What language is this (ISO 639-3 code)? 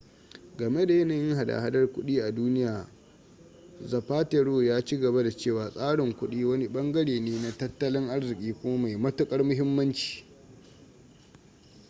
hau